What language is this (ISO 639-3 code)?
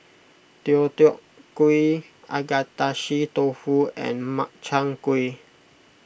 eng